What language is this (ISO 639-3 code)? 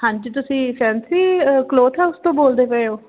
pan